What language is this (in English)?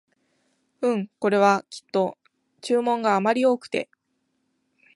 Japanese